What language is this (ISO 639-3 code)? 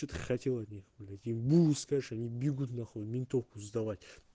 rus